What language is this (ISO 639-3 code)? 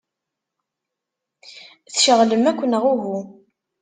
kab